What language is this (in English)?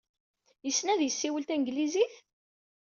Kabyle